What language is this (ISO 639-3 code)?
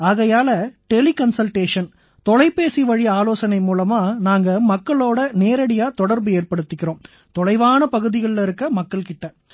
tam